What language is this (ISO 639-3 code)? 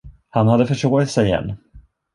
swe